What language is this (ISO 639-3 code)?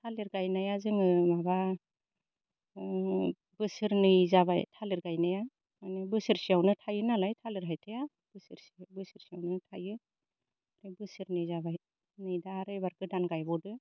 brx